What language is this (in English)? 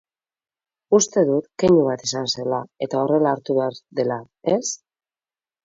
Basque